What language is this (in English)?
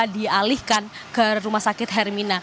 Indonesian